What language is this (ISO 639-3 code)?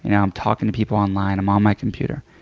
eng